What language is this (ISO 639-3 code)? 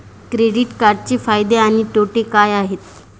mar